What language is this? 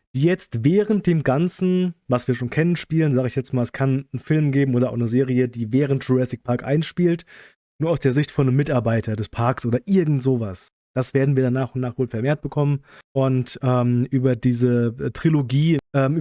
German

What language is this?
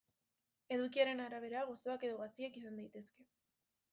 Basque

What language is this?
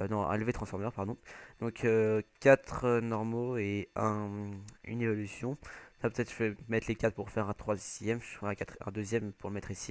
French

